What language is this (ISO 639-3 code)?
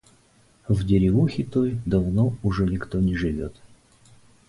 rus